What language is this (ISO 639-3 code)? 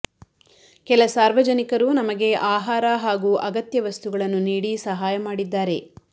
kan